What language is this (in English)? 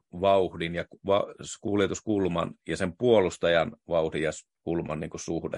Finnish